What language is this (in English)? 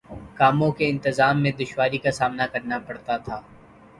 Urdu